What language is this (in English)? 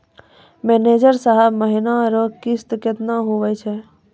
Maithili